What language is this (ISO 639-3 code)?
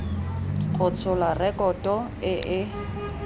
tsn